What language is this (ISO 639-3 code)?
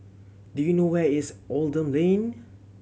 eng